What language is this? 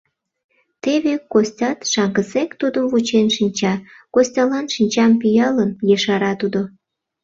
Mari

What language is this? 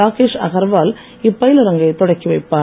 Tamil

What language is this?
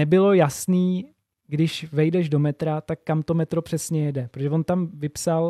Czech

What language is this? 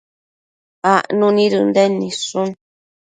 Matsés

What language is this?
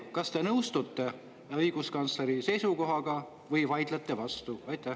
Estonian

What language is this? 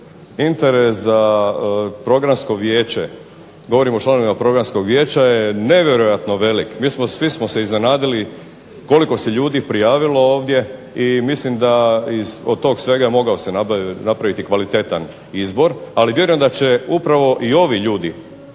Croatian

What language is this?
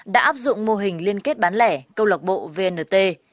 Vietnamese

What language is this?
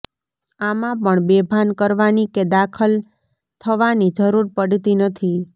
Gujarati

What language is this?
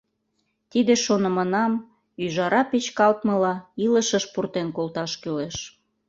Mari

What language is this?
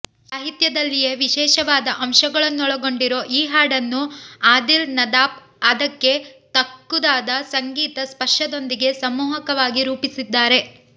Kannada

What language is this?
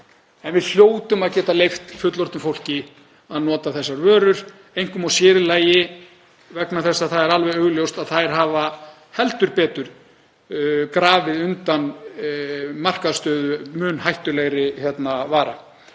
Icelandic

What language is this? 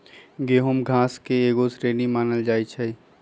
Magahi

